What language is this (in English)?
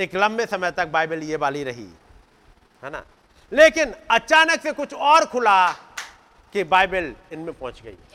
Hindi